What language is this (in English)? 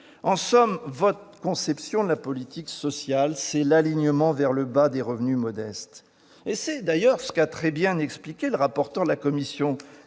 French